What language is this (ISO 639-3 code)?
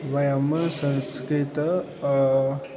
san